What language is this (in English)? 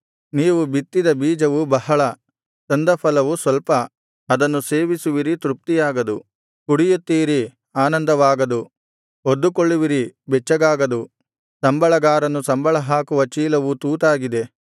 Kannada